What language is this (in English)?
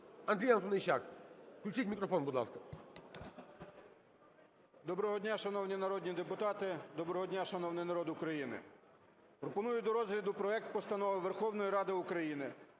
Ukrainian